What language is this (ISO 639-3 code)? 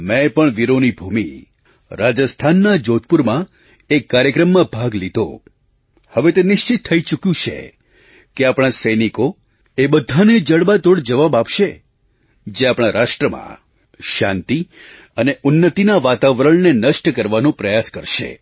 guj